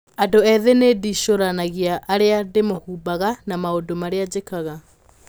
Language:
Kikuyu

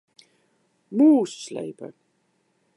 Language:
Western Frisian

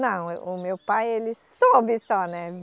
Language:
Portuguese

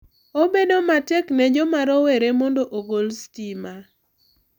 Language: Luo (Kenya and Tanzania)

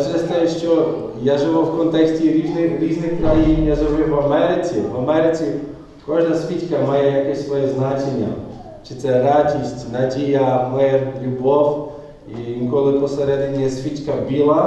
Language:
Ukrainian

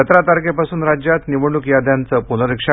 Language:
Marathi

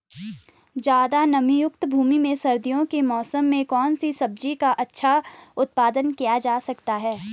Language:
Hindi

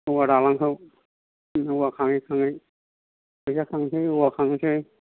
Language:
Bodo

